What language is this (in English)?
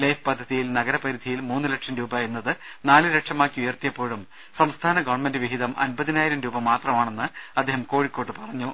Malayalam